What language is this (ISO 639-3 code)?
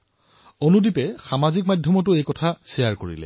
asm